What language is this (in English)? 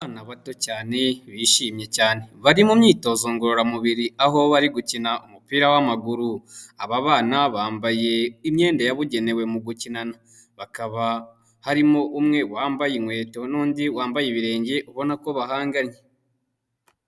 Kinyarwanda